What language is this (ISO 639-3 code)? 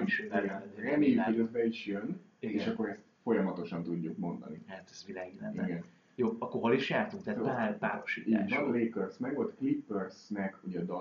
hun